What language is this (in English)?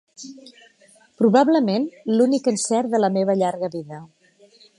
Catalan